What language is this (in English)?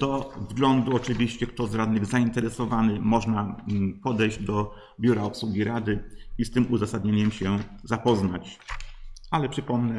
Polish